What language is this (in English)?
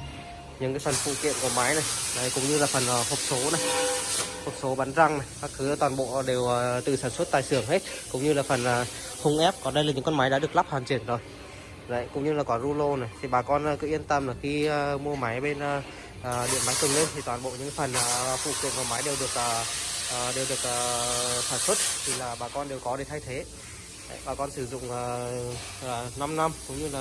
Vietnamese